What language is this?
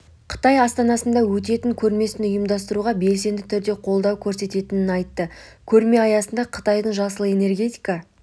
Kazakh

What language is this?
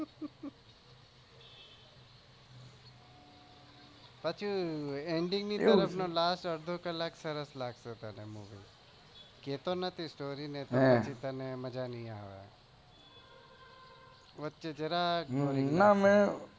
Gujarati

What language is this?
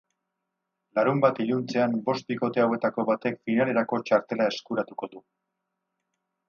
Basque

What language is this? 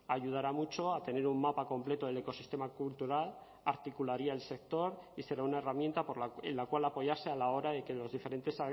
Spanish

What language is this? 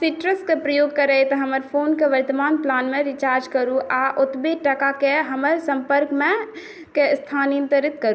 Maithili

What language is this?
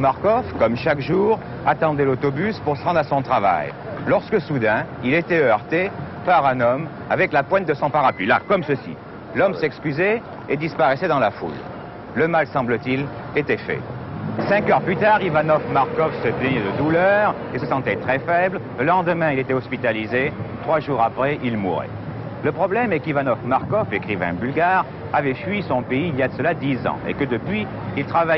French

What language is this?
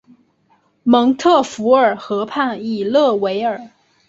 Chinese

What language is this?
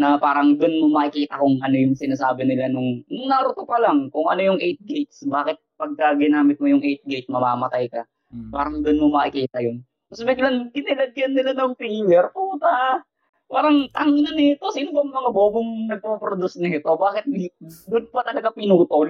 Filipino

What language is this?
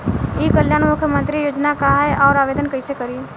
Bhojpuri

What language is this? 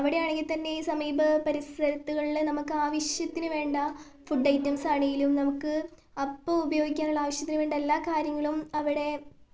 Malayalam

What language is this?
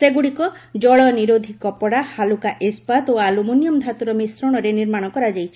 Odia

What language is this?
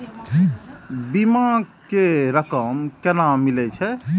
Maithili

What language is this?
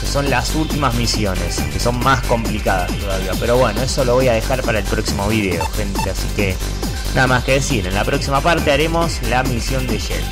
Spanish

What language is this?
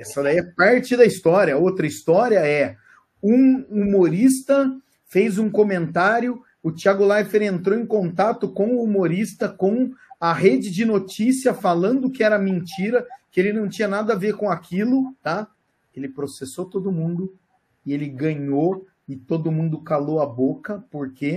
Portuguese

